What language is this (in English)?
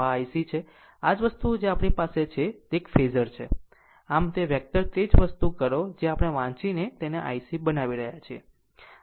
Gujarati